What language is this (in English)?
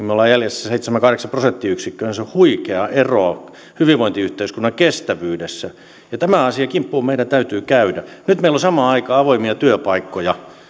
Finnish